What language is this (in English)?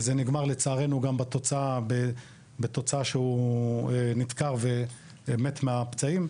Hebrew